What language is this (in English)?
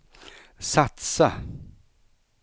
Swedish